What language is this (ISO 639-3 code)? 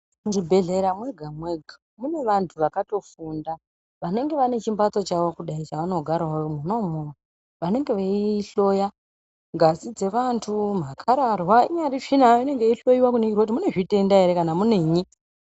ndc